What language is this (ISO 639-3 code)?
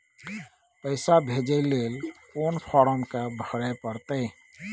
mai